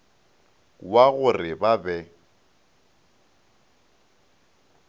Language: Northern Sotho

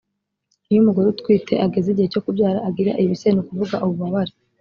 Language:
Kinyarwanda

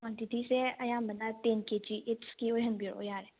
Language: Manipuri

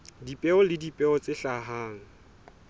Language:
Southern Sotho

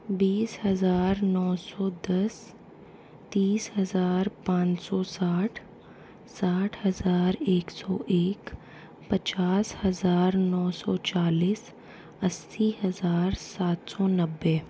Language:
Hindi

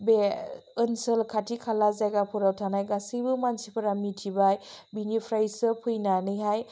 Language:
Bodo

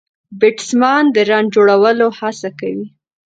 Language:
Pashto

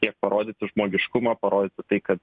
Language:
Lithuanian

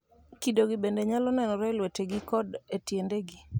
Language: Luo (Kenya and Tanzania)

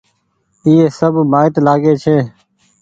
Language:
Goaria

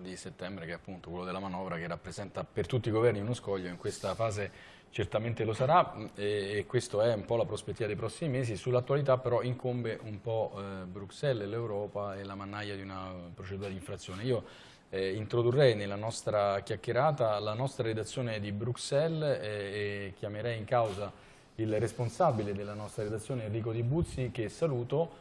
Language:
Italian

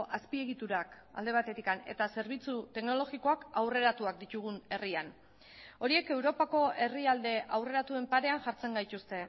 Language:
Basque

